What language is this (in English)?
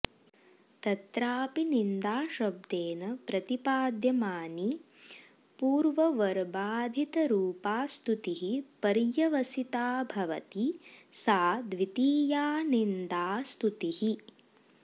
Sanskrit